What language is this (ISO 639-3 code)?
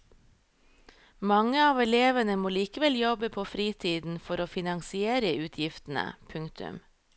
nor